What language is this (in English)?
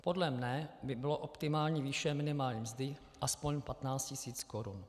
Czech